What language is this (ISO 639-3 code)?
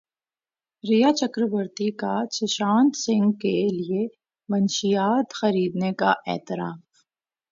urd